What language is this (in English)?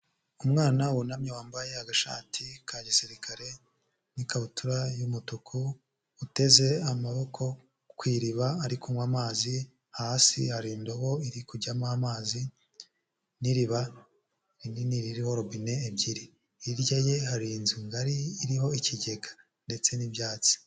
Kinyarwanda